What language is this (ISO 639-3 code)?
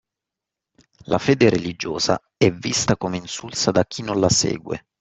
ita